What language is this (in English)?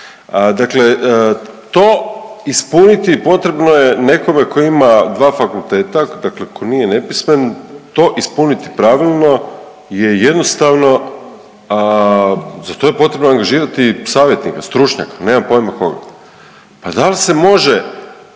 Croatian